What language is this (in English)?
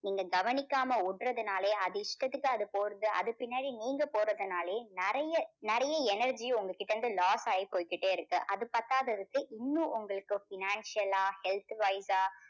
Tamil